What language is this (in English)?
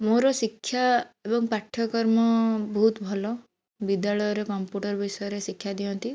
Odia